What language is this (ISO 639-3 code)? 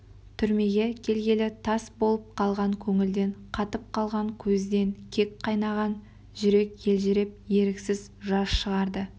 kaz